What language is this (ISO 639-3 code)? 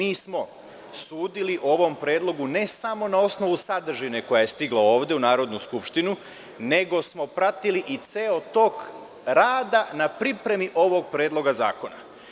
srp